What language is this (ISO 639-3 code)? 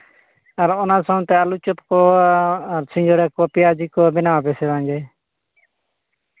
sat